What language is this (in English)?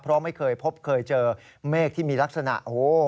Thai